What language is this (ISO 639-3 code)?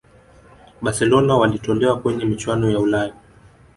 swa